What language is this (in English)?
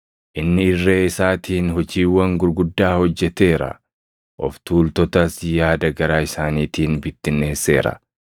Oromo